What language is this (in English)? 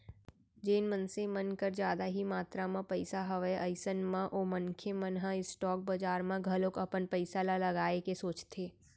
Chhattisgarhi